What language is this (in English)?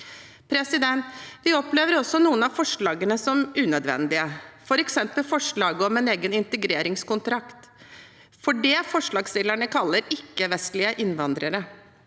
Norwegian